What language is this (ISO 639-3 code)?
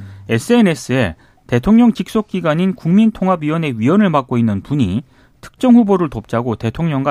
kor